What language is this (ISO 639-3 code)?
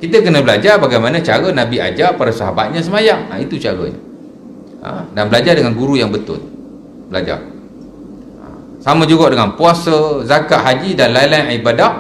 msa